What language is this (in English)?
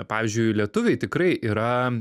Lithuanian